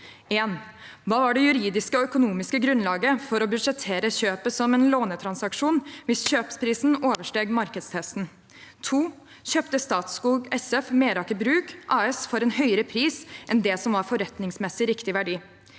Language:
Norwegian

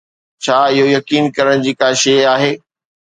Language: Sindhi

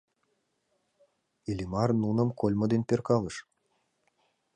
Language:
Mari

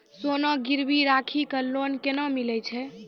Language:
Maithili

